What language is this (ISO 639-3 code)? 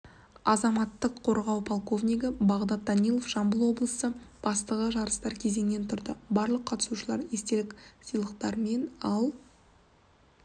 kaz